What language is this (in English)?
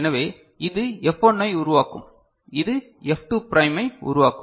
Tamil